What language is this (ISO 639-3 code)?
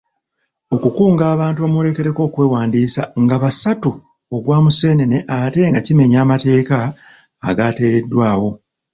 lug